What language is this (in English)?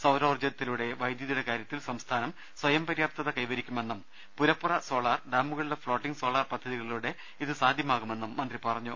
Malayalam